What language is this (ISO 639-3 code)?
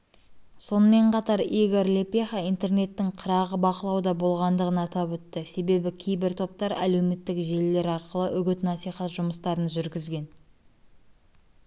kaz